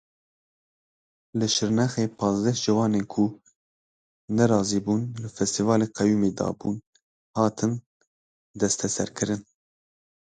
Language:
Kurdish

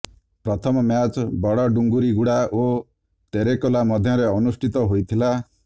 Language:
Odia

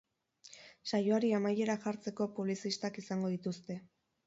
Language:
Basque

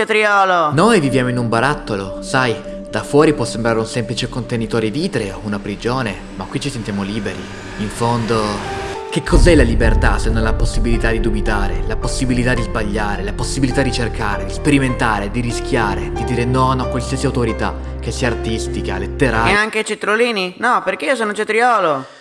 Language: Italian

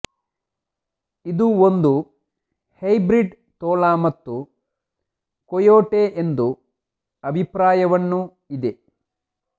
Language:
Kannada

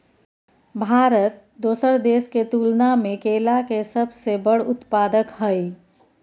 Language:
Maithili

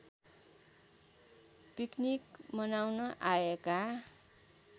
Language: Nepali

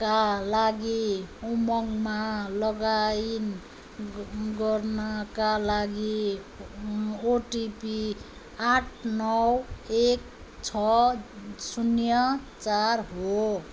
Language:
Nepali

